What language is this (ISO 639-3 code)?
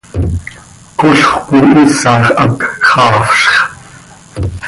sei